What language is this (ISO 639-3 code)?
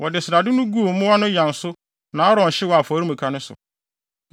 aka